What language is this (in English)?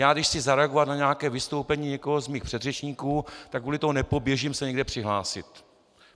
Czech